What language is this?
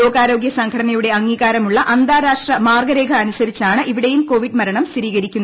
Malayalam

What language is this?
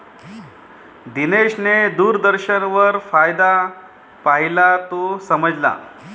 Marathi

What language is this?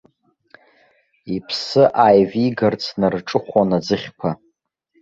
Abkhazian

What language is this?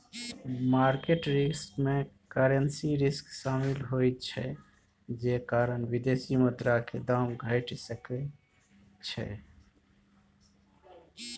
Maithili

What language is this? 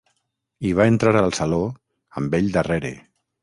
Catalan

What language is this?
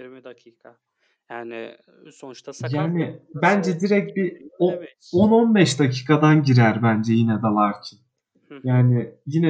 Turkish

